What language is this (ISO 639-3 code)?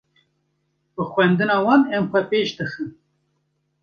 kur